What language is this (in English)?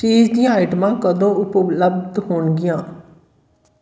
Punjabi